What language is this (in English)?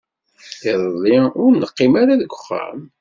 Kabyle